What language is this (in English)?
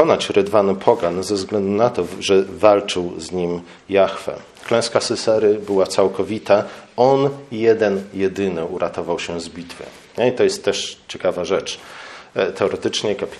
Polish